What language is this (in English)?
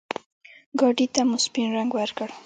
Pashto